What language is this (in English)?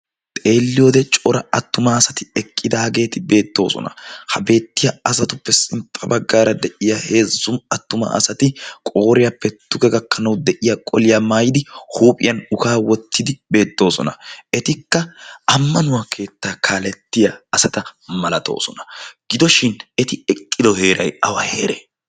Wolaytta